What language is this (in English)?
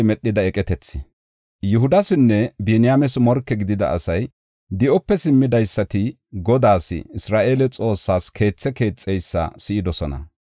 Gofa